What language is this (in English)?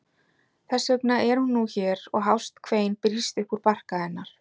Icelandic